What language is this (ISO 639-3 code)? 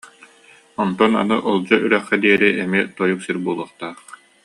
sah